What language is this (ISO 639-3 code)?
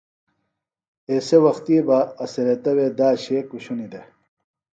phl